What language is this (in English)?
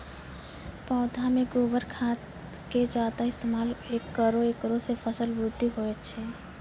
Maithili